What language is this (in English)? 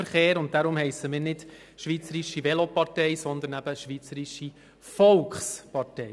Swiss German